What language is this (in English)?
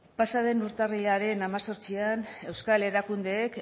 Basque